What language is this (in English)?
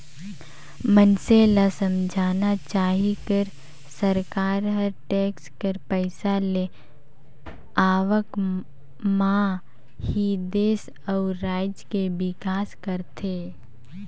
Chhattisgarhi